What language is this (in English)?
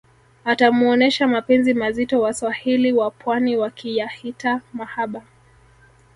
Swahili